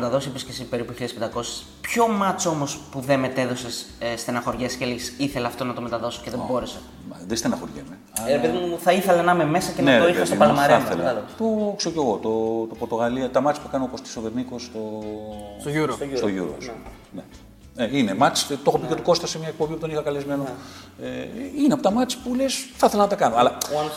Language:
Greek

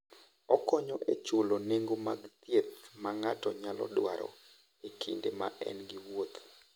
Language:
Luo (Kenya and Tanzania)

